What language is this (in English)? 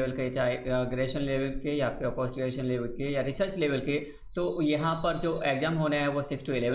Hindi